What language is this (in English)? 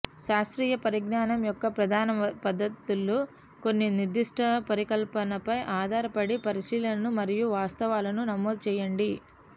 Telugu